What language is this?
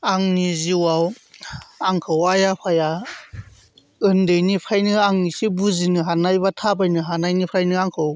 Bodo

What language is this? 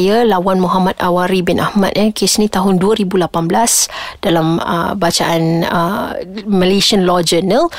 Malay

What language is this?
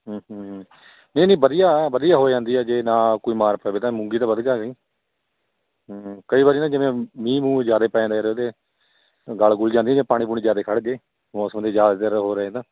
Punjabi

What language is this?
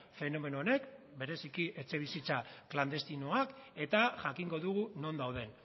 Basque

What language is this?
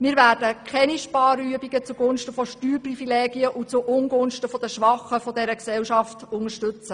Swiss German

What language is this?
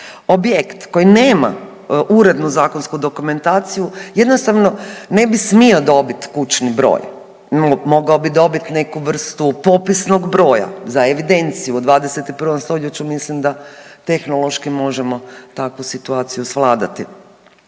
Croatian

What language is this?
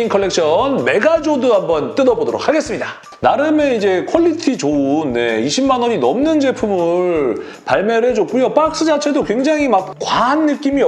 Korean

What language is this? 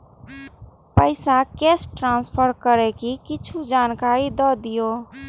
Maithili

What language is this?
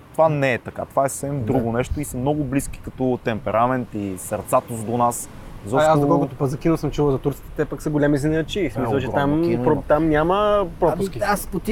Bulgarian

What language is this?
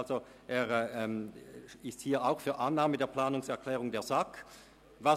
Swiss German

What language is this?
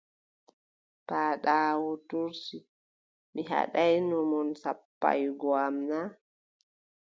Adamawa Fulfulde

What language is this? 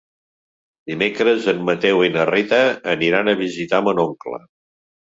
Catalan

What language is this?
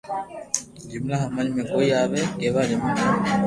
Loarki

